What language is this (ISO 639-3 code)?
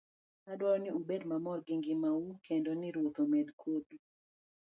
luo